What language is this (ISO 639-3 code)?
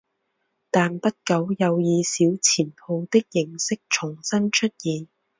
zho